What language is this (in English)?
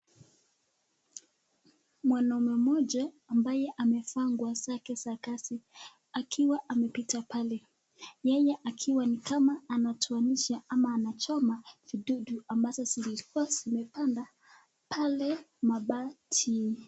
Swahili